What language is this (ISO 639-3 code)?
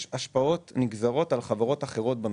heb